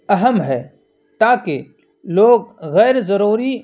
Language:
Urdu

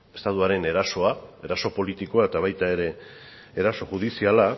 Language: Basque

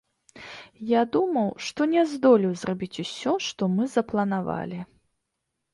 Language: Belarusian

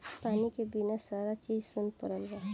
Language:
Bhojpuri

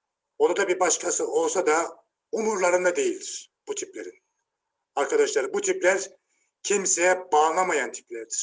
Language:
Turkish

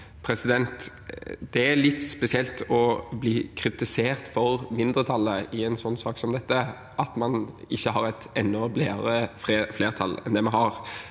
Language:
Norwegian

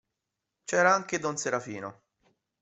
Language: Italian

